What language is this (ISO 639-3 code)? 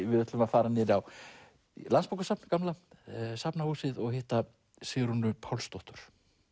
isl